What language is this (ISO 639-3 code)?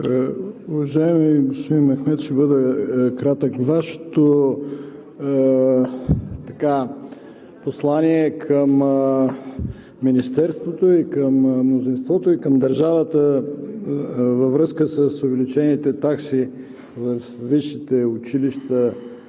bul